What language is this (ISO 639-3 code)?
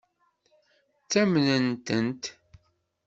kab